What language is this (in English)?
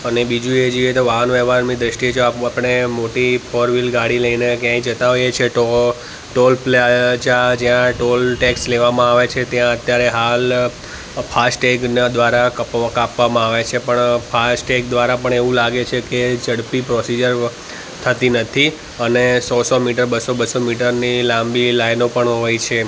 Gujarati